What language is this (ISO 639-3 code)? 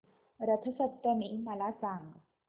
mar